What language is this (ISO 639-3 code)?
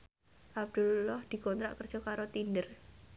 jav